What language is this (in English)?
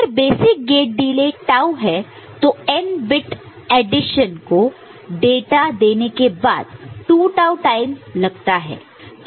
Hindi